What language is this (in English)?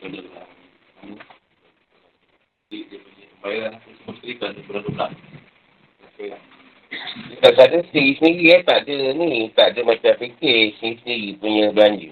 Malay